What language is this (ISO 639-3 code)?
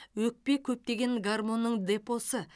kaz